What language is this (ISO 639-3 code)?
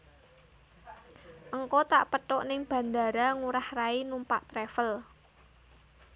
jav